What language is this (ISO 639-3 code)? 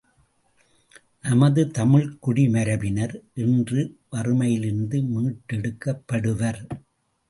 tam